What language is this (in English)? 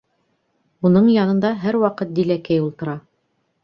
Bashkir